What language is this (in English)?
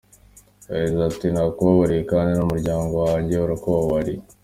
Kinyarwanda